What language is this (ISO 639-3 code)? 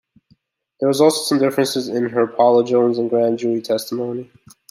eng